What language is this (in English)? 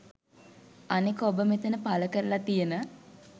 Sinhala